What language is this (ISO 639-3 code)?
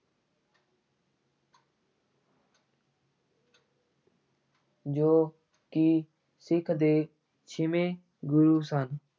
pan